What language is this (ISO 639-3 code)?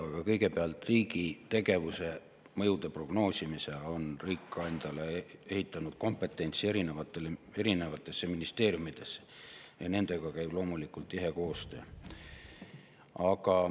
est